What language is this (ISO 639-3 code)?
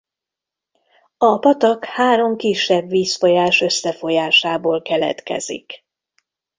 hun